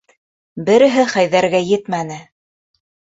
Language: Bashkir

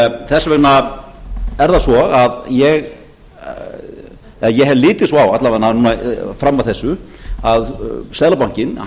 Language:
Icelandic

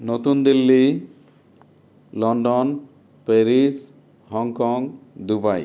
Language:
Assamese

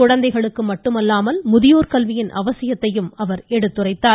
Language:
Tamil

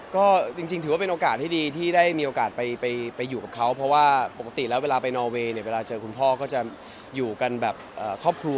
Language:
Thai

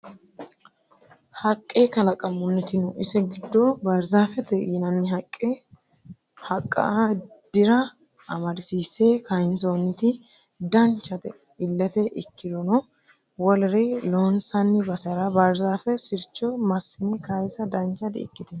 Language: Sidamo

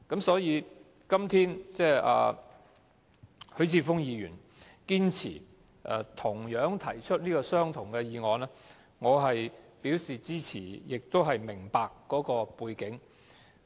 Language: Cantonese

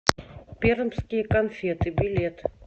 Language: Russian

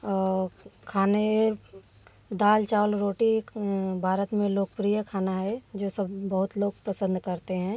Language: Hindi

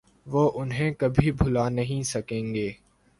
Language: Urdu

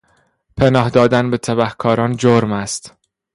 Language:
Persian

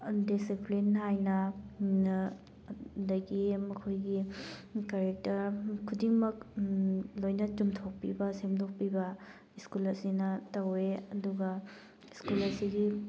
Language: Manipuri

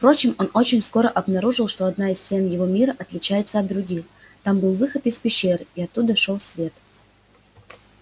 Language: Russian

